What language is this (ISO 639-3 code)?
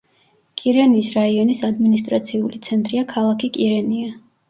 kat